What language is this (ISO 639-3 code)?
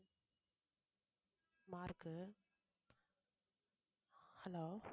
tam